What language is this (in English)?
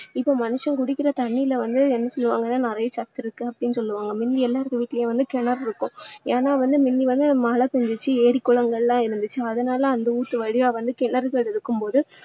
Tamil